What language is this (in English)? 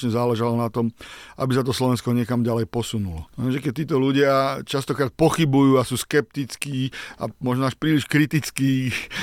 Slovak